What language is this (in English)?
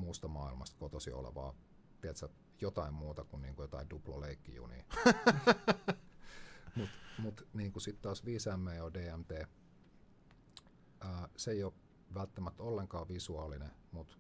Finnish